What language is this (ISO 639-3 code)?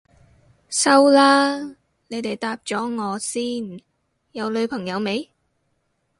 yue